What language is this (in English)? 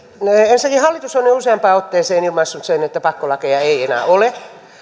Finnish